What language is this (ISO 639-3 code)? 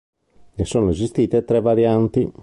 ita